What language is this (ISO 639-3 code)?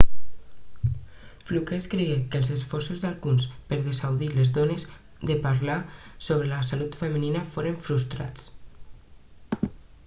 cat